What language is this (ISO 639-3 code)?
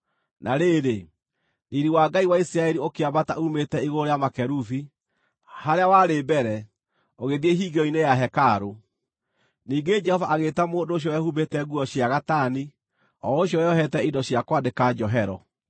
kik